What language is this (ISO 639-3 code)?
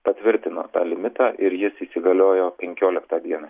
lit